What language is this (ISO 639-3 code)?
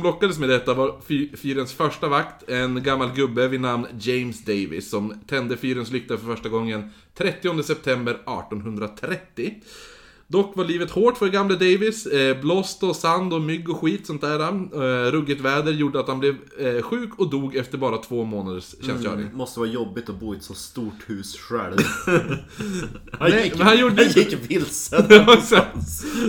swe